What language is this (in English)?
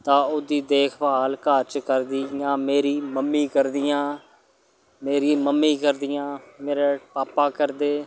Dogri